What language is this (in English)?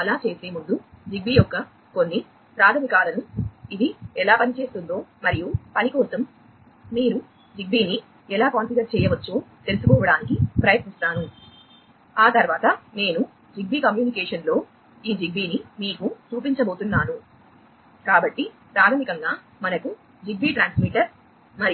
Telugu